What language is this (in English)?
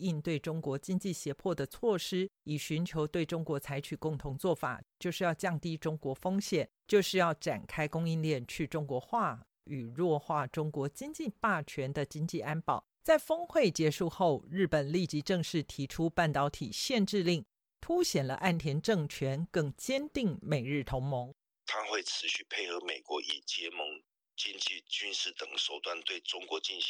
Chinese